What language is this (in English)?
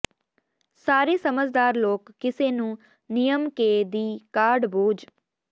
Punjabi